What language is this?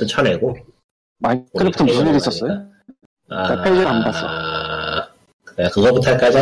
Korean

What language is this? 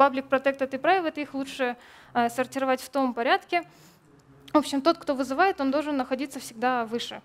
Russian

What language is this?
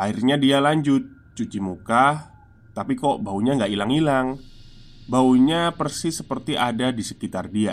Indonesian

